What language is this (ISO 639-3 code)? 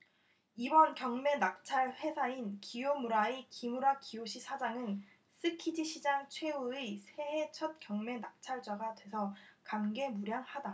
kor